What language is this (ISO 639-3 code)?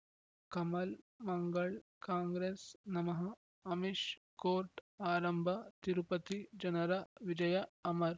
kan